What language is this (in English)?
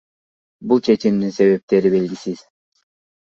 Kyrgyz